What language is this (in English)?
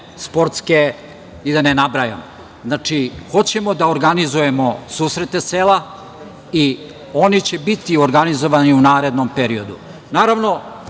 Serbian